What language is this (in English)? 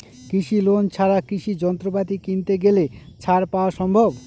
Bangla